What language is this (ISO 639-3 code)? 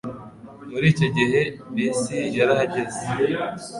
kin